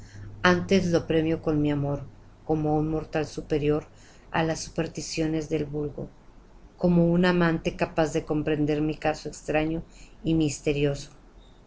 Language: Spanish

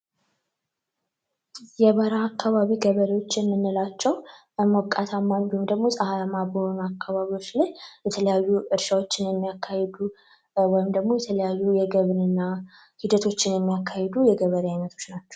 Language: Amharic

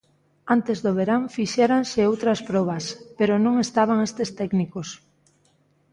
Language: Galician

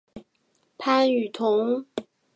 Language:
Chinese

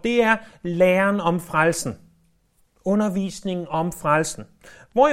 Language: Danish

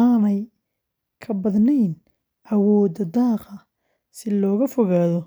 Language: Somali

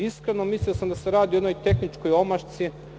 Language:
Serbian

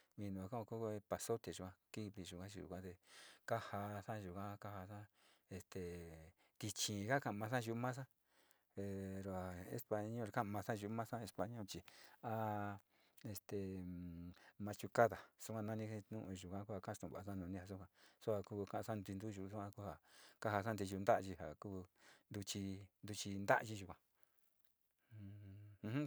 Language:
Sinicahua Mixtec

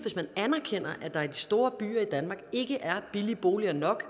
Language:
Danish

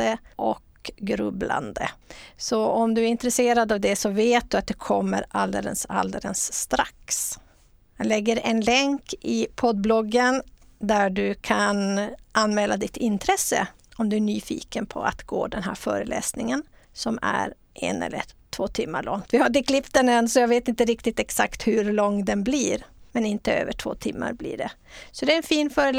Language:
Swedish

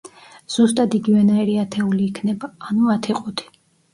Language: Georgian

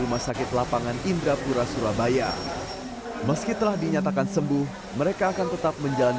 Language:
Indonesian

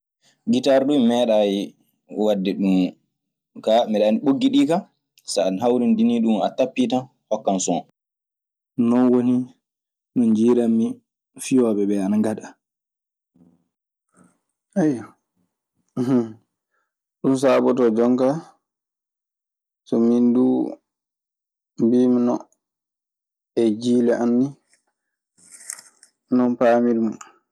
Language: Maasina Fulfulde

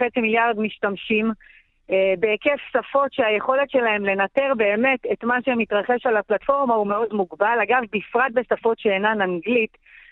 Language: Hebrew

